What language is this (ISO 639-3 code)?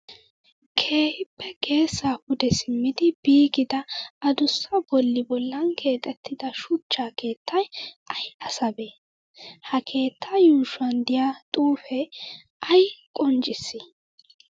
wal